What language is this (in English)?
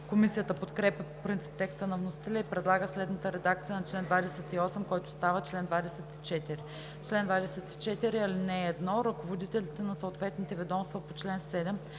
Bulgarian